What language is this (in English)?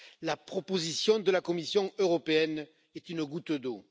French